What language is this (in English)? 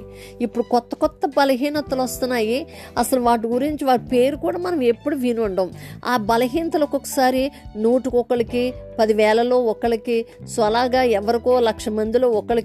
Telugu